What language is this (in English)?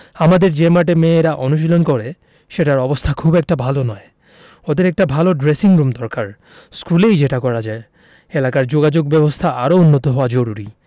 Bangla